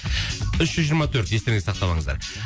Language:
Kazakh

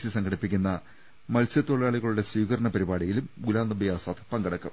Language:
Malayalam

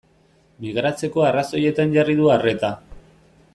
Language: Basque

